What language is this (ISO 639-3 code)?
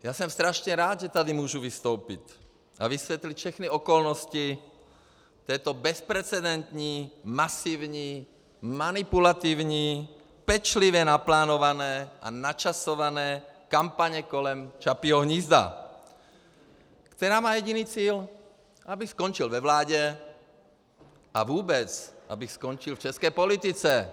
ces